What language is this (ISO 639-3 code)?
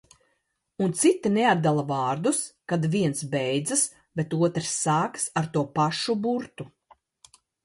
lav